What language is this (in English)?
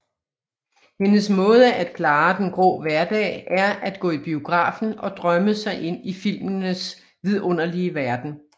Danish